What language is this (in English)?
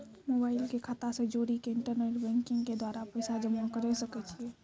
Maithili